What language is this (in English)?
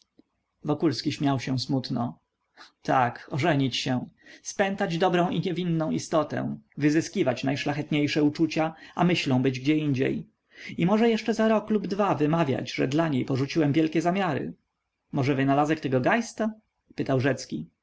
Polish